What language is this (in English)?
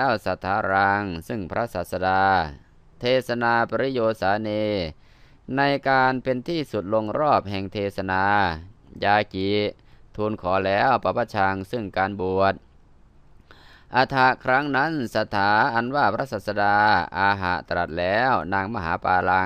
Thai